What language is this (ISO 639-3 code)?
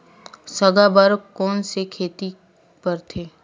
hne